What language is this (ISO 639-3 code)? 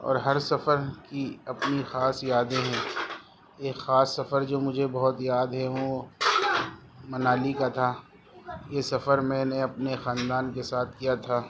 urd